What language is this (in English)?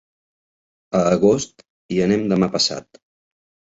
Catalan